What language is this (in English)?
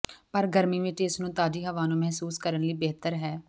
Punjabi